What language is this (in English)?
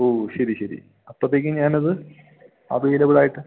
Malayalam